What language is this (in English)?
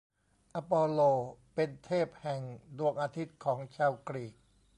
Thai